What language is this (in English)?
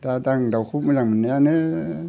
Bodo